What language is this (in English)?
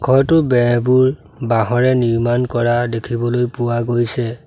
Assamese